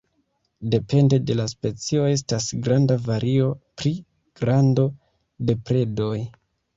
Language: Esperanto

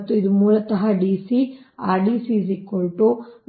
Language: Kannada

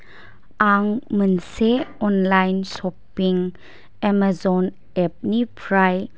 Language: Bodo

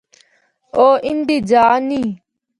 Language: Northern Hindko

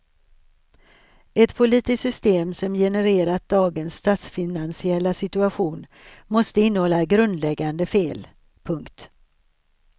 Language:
Swedish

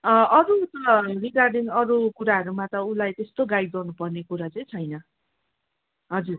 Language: Nepali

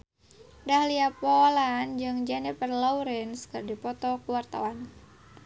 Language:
Sundanese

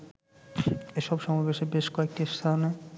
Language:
Bangla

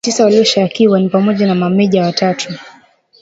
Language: Swahili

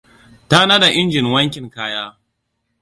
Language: Hausa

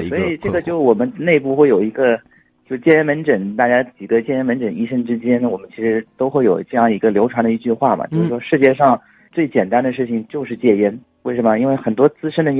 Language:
Chinese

